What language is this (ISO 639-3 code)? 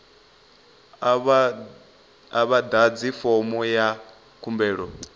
ven